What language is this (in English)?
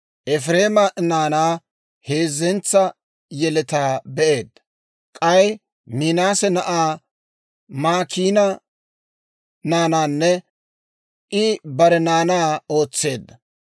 Dawro